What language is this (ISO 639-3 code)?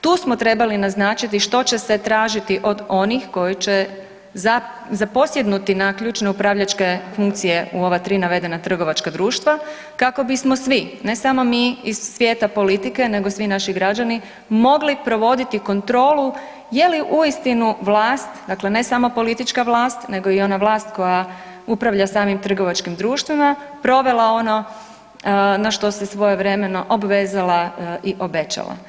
hrv